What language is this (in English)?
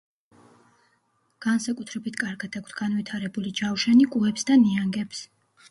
Georgian